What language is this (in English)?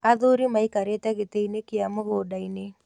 Kikuyu